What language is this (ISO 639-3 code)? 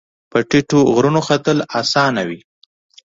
pus